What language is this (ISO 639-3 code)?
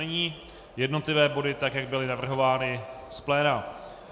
ces